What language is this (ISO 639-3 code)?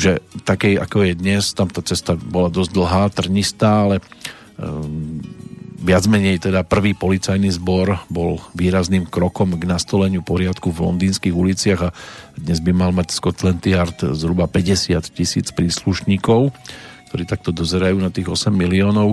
slk